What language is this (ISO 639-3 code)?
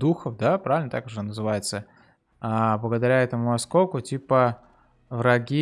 rus